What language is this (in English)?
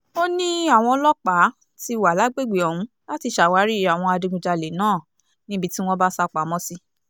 Yoruba